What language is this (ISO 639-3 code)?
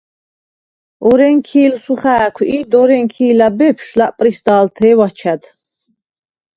sva